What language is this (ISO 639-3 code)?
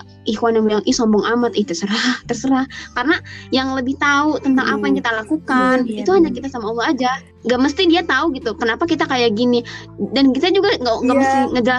ind